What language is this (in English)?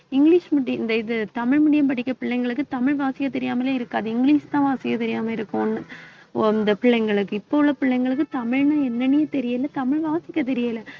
Tamil